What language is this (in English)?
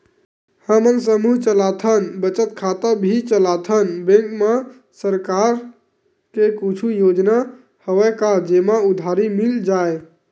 Chhattisgarhi